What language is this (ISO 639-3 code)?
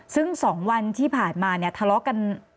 tha